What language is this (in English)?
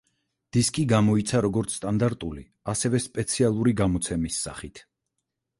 Georgian